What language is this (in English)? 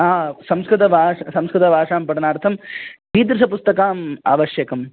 Sanskrit